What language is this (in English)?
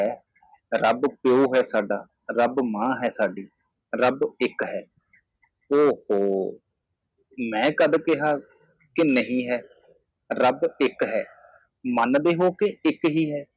Punjabi